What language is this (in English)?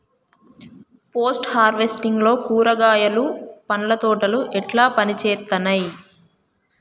Telugu